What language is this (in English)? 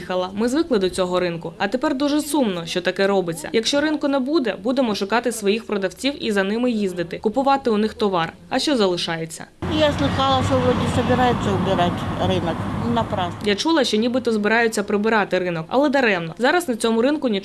Ukrainian